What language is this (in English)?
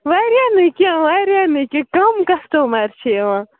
Kashmiri